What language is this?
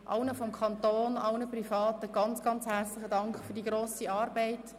Swiss German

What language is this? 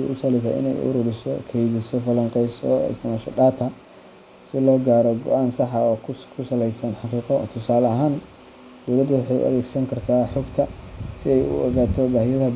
Somali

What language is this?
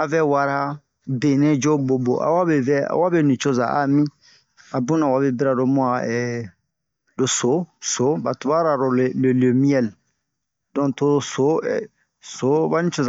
Bomu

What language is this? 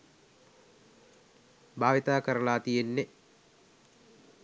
Sinhala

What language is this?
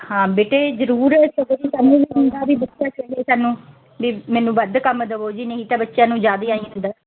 Punjabi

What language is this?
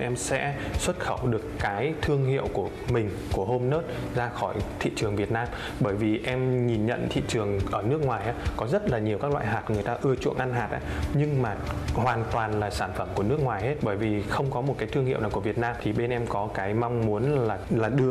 Vietnamese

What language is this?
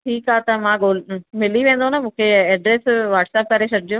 Sindhi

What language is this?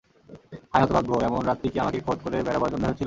Bangla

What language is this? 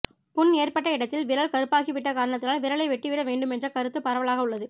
Tamil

